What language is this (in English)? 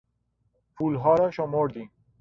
Persian